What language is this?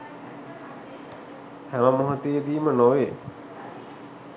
Sinhala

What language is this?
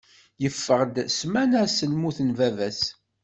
Kabyle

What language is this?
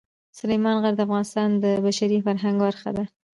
Pashto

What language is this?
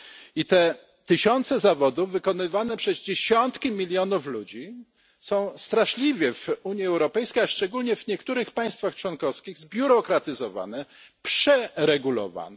Polish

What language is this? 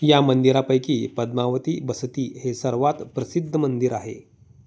Marathi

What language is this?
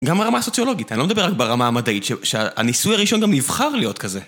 Hebrew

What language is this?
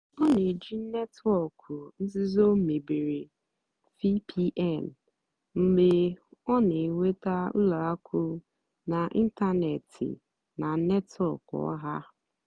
Igbo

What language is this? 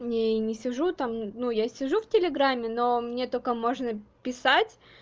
Russian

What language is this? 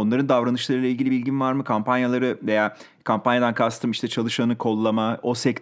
Turkish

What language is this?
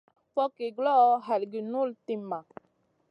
Masana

